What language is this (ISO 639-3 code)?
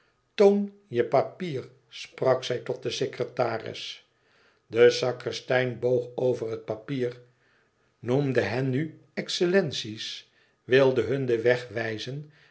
nld